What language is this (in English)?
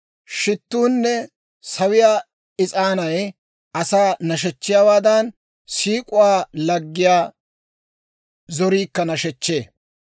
Dawro